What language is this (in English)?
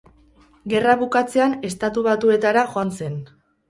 Basque